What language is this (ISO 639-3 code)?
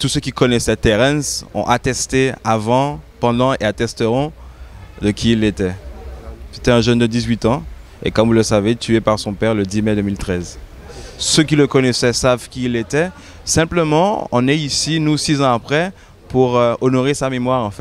fra